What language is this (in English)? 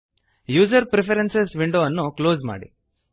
Kannada